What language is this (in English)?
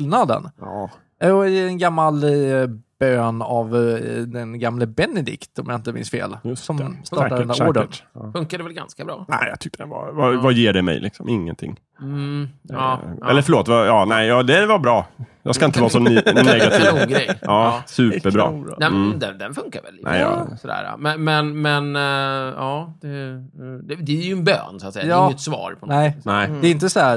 Swedish